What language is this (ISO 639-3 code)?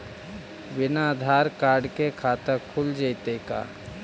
mag